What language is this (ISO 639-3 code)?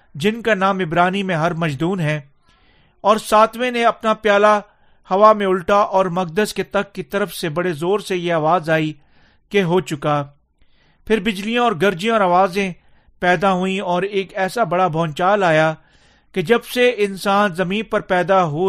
urd